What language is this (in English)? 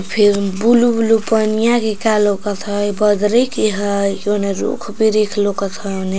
Magahi